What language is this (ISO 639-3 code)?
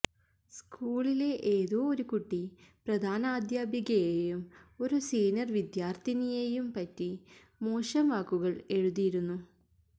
mal